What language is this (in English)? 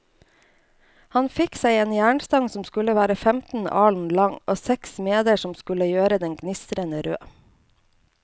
Norwegian